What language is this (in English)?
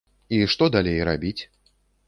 Belarusian